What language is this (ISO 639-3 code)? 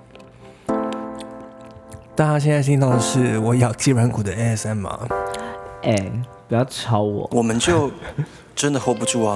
zho